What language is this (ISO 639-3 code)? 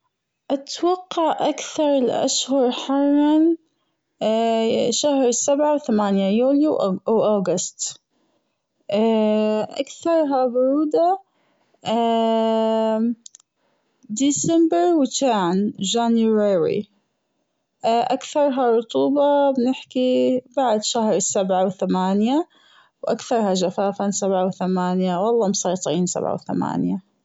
afb